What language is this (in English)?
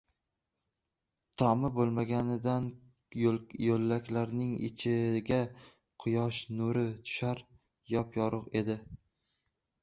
Uzbek